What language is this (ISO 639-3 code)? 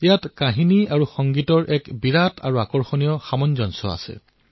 asm